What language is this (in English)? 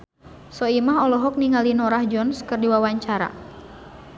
Sundanese